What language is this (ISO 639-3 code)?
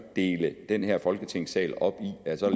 dan